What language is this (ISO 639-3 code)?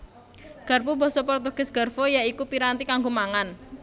jav